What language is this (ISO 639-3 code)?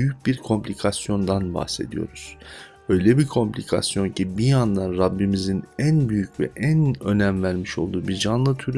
tur